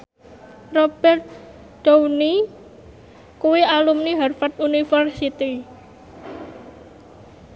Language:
Javanese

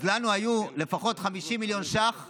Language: Hebrew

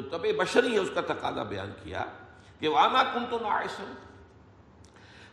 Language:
Urdu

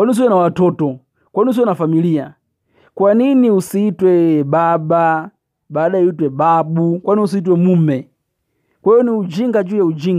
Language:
Swahili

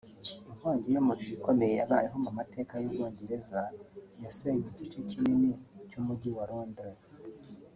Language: Kinyarwanda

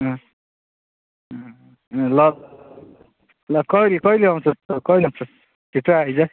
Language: Nepali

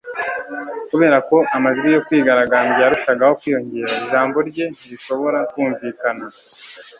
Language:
Kinyarwanda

